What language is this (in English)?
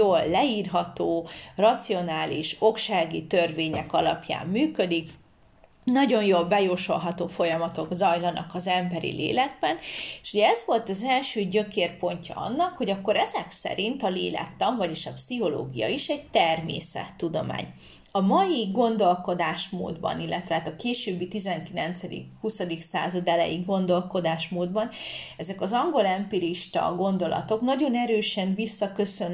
Hungarian